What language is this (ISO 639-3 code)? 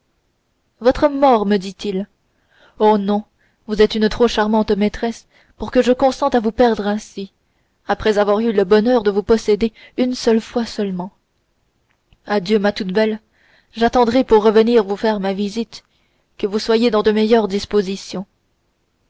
fra